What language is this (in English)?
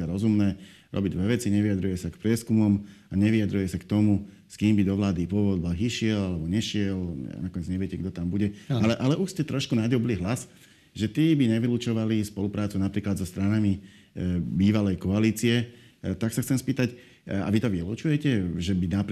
Slovak